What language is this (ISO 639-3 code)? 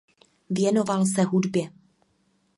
ces